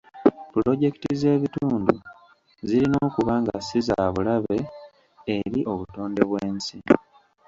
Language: Ganda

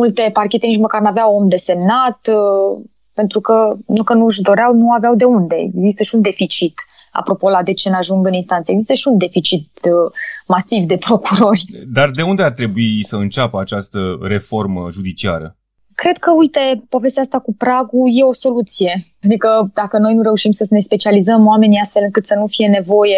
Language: Romanian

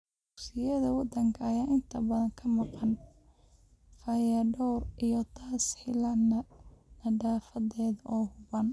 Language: Somali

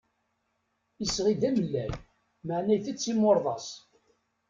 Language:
Kabyle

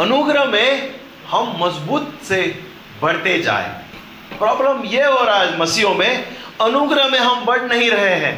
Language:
Hindi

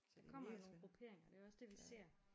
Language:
Danish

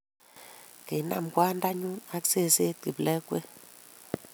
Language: Kalenjin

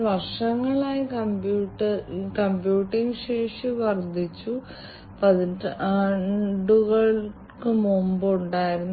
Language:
Malayalam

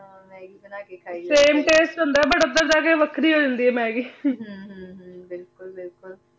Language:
Punjabi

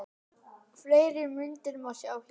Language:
Icelandic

